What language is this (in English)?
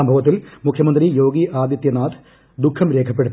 Malayalam